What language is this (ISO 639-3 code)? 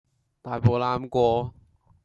yue